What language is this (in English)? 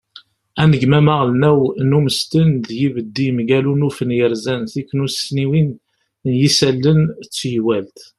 Kabyle